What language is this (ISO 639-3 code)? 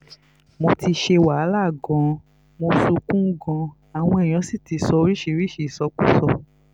yor